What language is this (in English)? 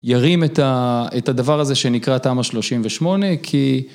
Hebrew